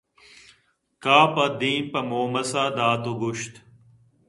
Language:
Eastern Balochi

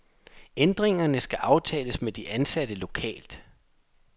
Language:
Danish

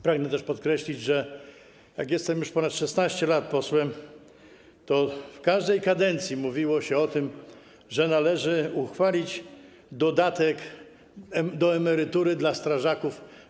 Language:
Polish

